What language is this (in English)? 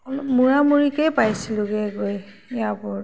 Assamese